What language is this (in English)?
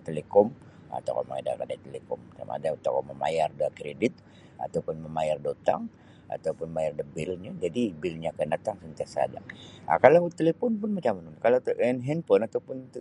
Sabah Bisaya